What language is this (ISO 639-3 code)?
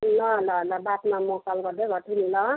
nep